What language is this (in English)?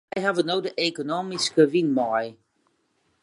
Western Frisian